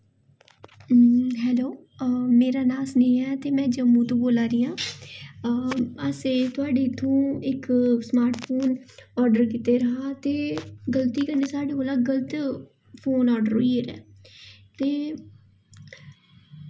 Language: Dogri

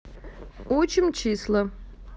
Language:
Russian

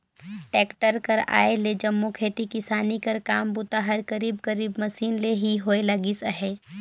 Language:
Chhattisgarhi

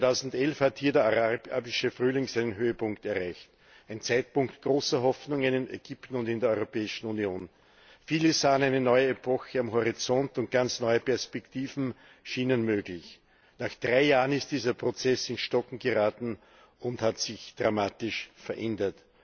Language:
German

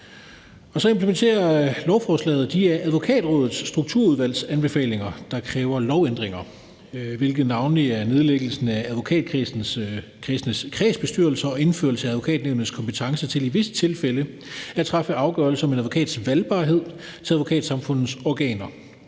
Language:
Danish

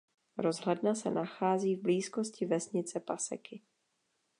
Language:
Czech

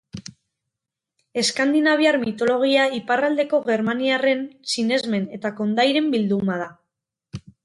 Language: Basque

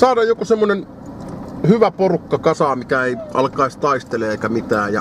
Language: Finnish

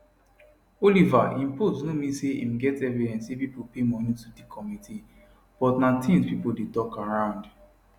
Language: Nigerian Pidgin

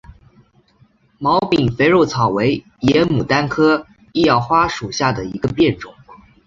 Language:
Chinese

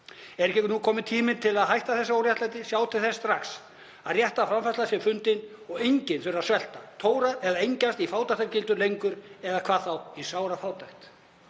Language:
Icelandic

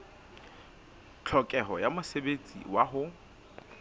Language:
Southern Sotho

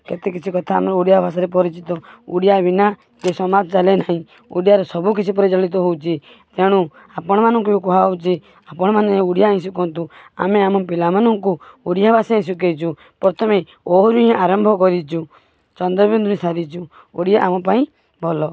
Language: Odia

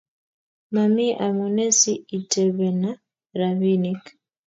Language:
Kalenjin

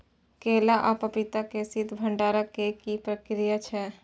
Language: Maithili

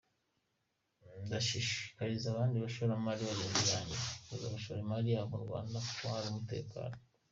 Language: Kinyarwanda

